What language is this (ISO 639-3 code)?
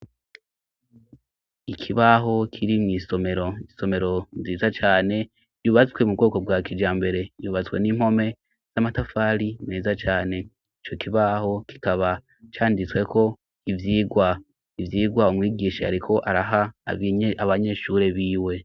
run